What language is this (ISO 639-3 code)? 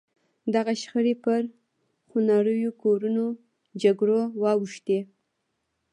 pus